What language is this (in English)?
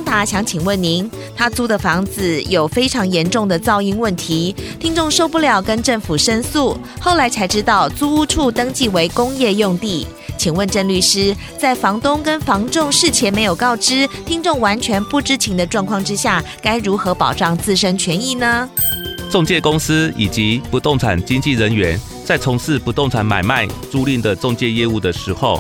Chinese